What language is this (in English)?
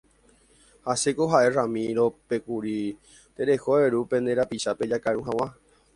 Guarani